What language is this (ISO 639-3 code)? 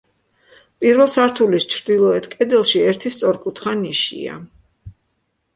kat